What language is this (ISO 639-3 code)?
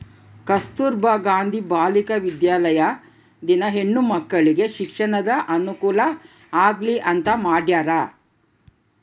kan